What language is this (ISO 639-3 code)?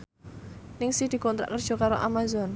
jav